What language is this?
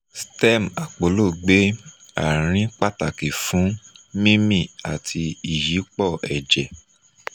Yoruba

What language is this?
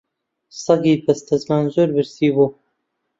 Central Kurdish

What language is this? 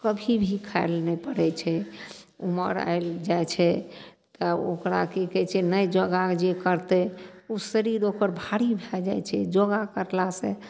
Maithili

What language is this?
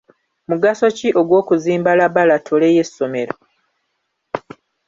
Ganda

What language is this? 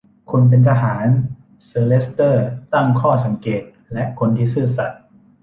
Thai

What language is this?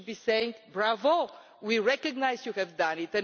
English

